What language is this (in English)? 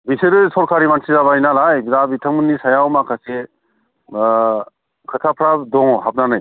Bodo